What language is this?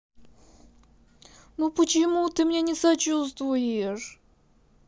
Russian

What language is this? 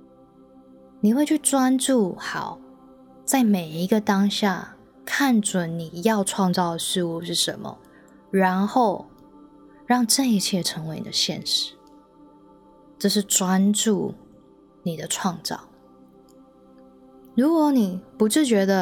Chinese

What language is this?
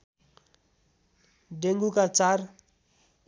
Nepali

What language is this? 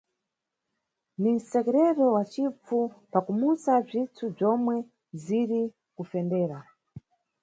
Nyungwe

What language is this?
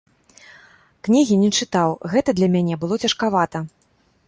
Belarusian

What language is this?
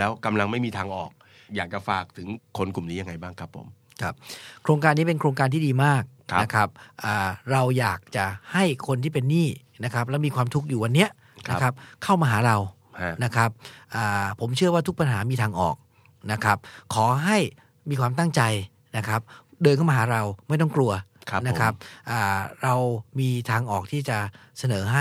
Thai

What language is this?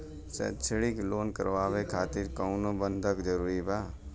Bhojpuri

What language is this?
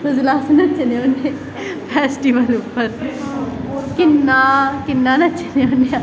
Dogri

